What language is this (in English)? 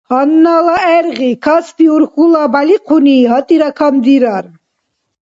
Dargwa